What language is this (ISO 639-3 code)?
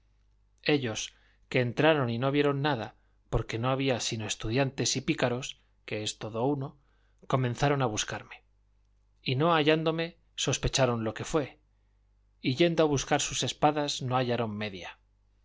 spa